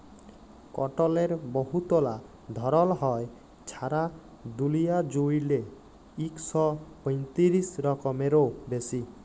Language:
Bangla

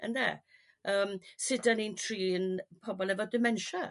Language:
Welsh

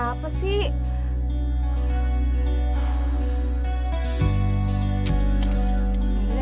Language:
Indonesian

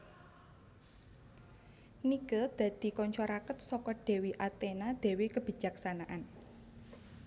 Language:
Javanese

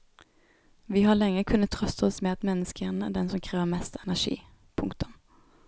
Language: Norwegian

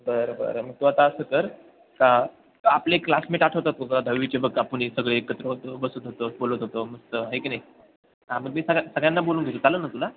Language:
Marathi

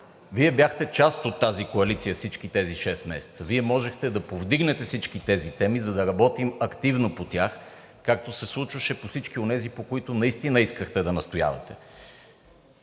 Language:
Bulgarian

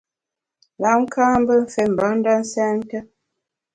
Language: Bamun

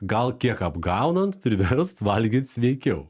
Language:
Lithuanian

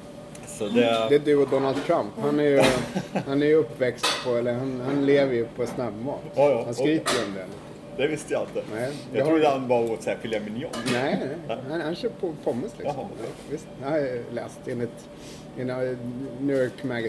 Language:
Swedish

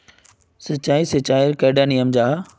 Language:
Magahi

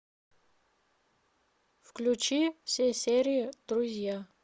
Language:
Russian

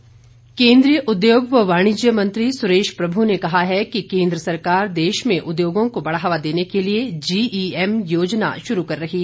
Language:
Hindi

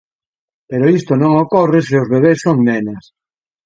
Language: Galician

